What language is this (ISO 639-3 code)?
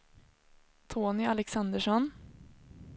swe